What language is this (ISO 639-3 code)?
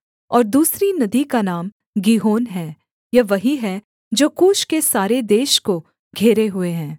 hin